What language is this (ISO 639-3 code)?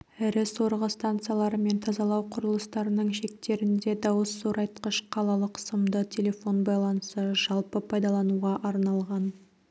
kaz